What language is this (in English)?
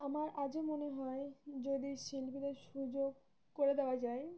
Bangla